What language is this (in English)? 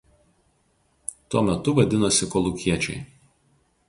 Lithuanian